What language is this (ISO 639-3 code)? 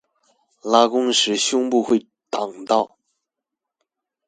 zho